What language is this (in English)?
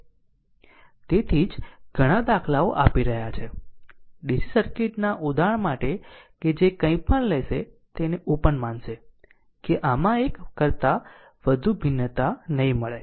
Gujarati